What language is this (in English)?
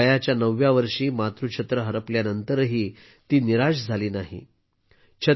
Marathi